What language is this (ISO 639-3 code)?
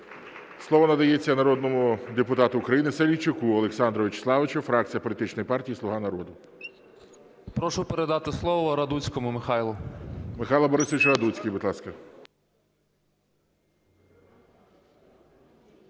ukr